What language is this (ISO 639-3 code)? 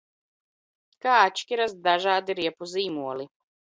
lav